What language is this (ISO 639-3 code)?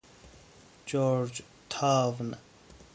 fas